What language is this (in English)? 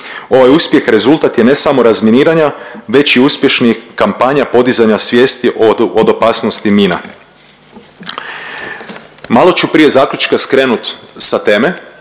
Croatian